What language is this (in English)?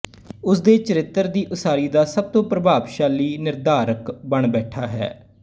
Punjabi